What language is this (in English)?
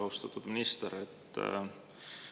Estonian